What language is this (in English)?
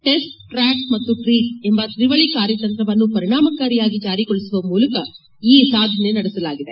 Kannada